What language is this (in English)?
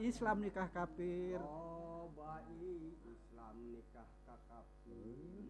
Indonesian